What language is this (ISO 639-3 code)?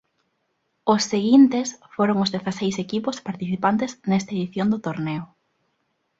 glg